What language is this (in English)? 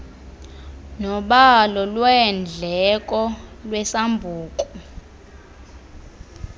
Xhosa